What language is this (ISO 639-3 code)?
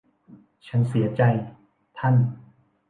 tha